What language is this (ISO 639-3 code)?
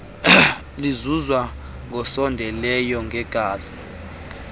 xho